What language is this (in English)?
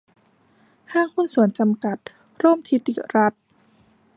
Thai